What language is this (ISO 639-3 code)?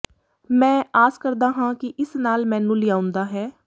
pan